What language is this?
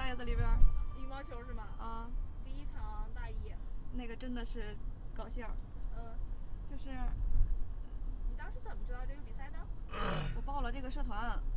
Chinese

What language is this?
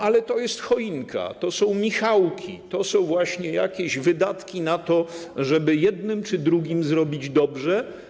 Polish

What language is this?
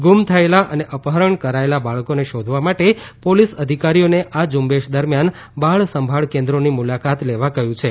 Gujarati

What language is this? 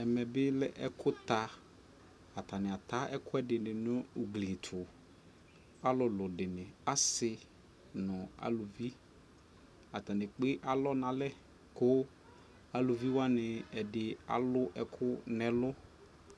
Ikposo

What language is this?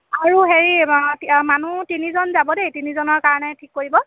Assamese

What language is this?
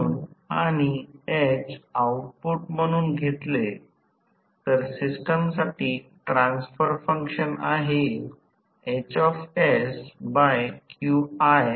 Marathi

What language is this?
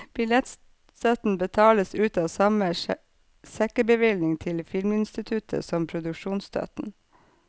Norwegian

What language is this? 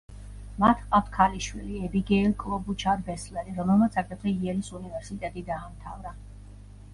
Georgian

